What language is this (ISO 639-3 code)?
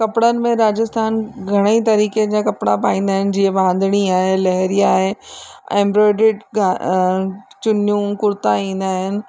snd